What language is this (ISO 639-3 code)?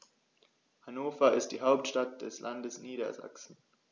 deu